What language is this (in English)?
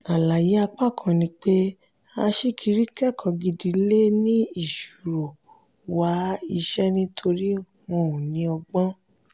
Yoruba